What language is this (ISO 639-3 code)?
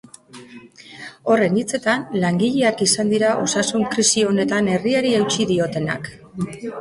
eus